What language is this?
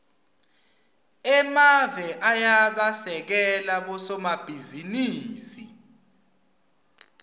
Swati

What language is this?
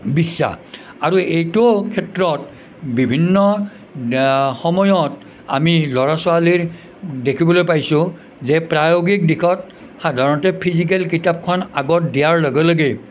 Assamese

